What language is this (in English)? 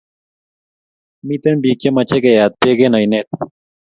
Kalenjin